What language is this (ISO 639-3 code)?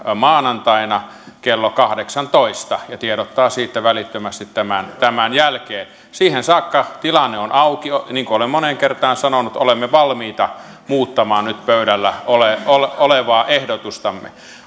fin